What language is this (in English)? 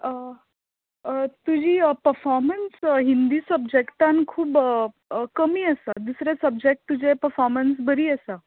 Konkani